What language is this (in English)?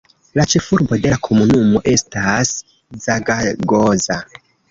Esperanto